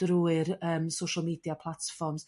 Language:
Welsh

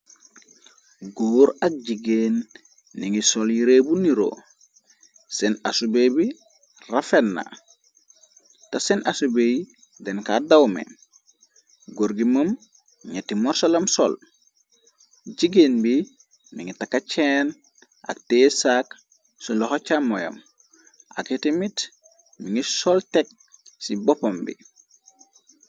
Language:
Wolof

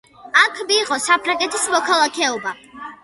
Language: Georgian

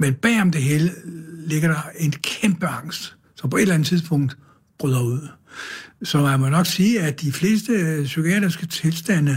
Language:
Danish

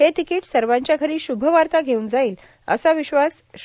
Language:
Marathi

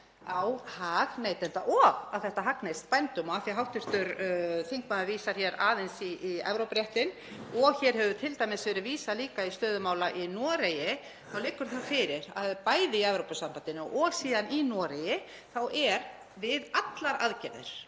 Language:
Icelandic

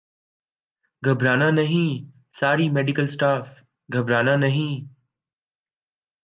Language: Urdu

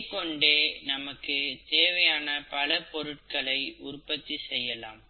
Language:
Tamil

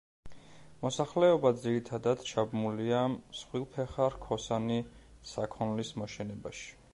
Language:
Georgian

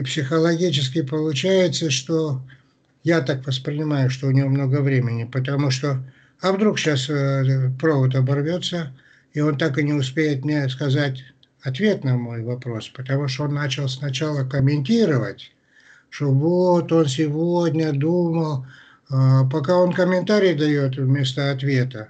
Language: Russian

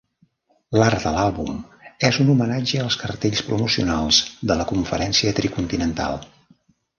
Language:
Catalan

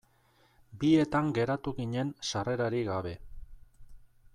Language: Basque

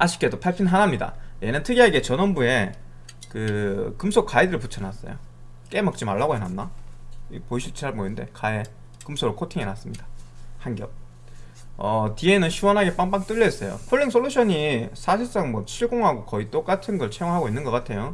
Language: Korean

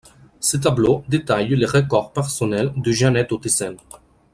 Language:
French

